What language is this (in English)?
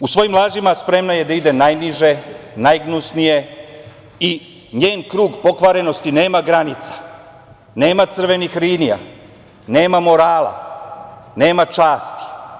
Serbian